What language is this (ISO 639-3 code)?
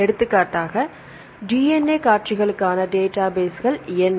tam